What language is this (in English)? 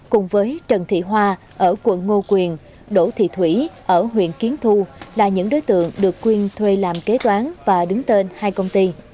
Vietnamese